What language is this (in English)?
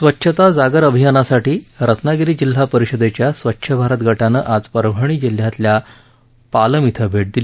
Marathi